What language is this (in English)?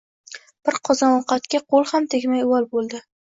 Uzbek